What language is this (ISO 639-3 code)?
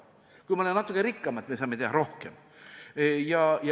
est